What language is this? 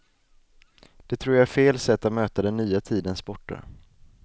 Swedish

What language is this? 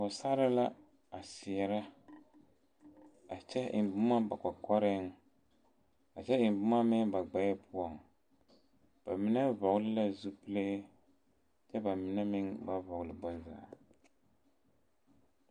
Southern Dagaare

